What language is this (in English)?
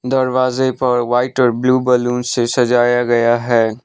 Hindi